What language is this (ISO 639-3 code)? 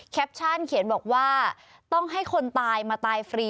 tha